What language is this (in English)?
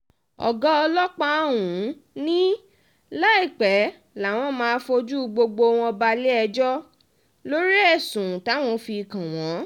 Yoruba